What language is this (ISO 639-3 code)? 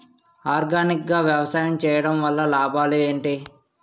tel